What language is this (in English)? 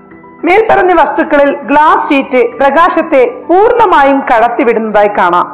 Malayalam